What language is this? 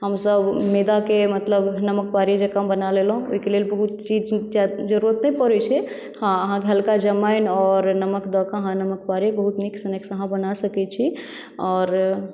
Maithili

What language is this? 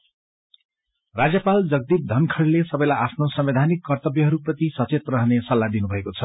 Nepali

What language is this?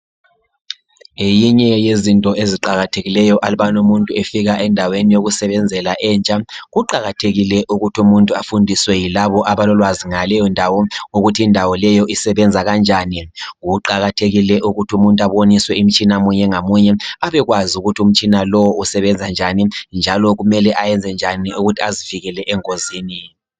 North Ndebele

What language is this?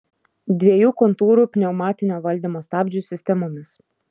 Lithuanian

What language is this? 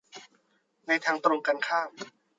Thai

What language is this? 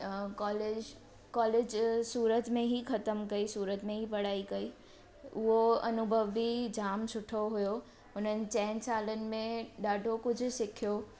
Sindhi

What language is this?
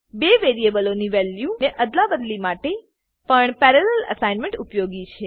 Gujarati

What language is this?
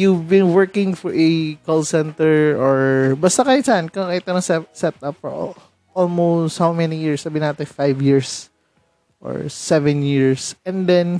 Filipino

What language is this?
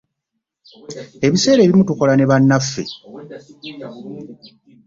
Ganda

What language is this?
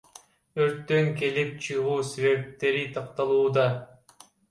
Kyrgyz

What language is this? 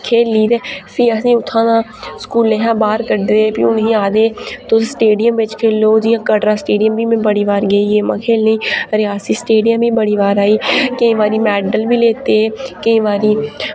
Dogri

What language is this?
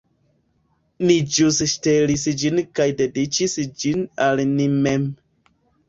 Esperanto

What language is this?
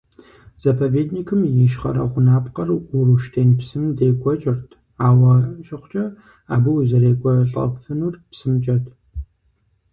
Kabardian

